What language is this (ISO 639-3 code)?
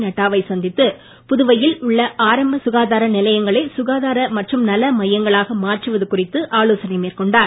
tam